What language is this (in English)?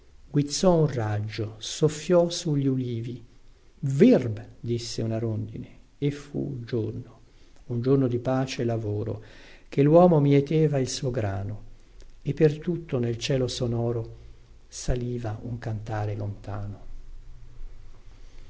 Italian